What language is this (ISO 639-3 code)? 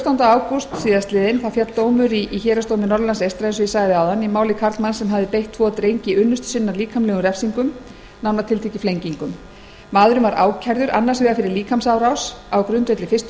isl